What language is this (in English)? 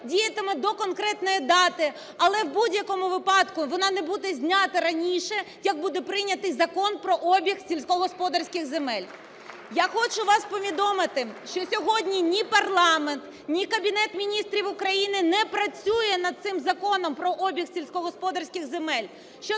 Ukrainian